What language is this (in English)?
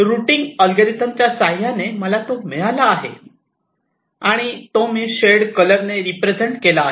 Marathi